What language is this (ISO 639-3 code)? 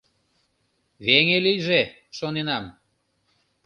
chm